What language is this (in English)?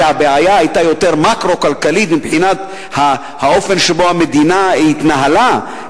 Hebrew